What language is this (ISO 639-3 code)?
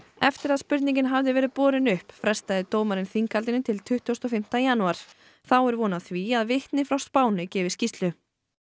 isl